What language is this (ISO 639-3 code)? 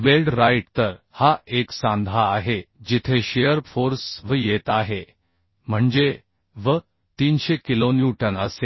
mar